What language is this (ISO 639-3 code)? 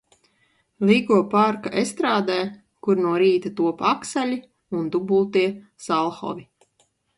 lav